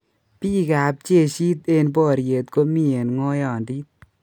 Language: Kalenjin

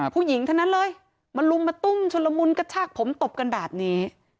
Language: Thai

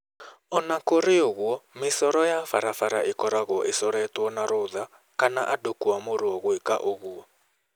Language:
Kikuyu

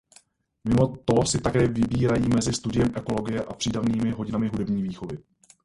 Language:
Czech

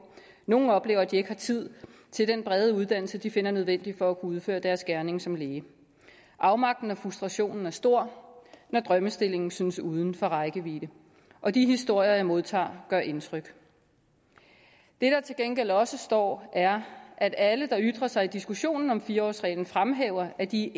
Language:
Danish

